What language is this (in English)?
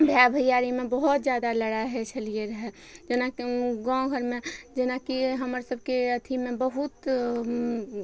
Maithili